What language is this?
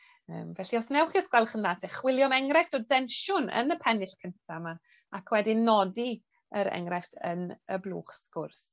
Welsh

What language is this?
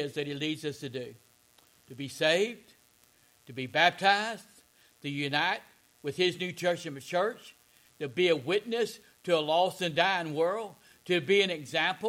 English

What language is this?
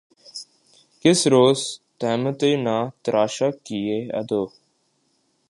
Urdu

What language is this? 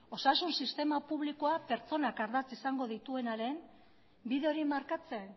Basque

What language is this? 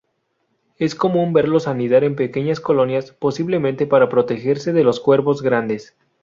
Spanish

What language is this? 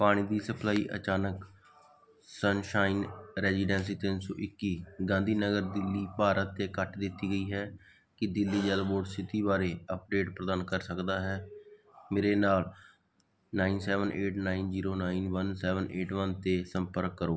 Punjabi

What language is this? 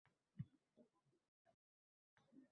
Uzbek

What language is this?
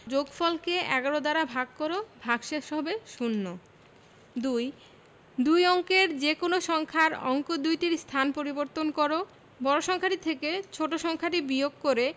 Bangla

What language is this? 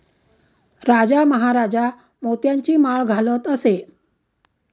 Marathi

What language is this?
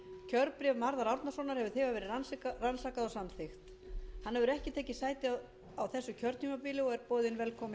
Icelandic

